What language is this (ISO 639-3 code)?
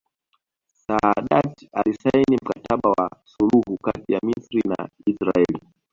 swa